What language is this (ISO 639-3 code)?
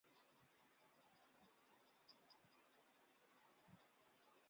zho